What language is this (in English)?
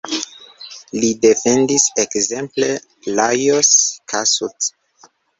Esperanto